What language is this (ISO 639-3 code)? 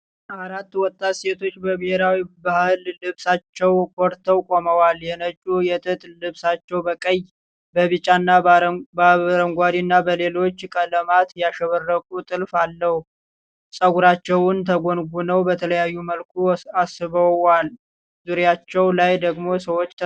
amh